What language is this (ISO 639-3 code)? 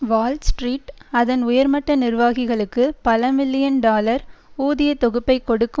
tam